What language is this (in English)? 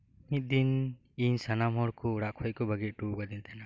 Santali